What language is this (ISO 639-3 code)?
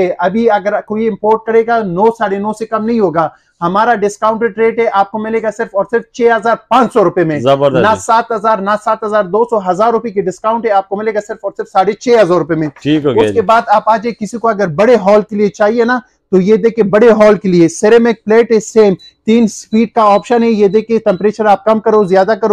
hin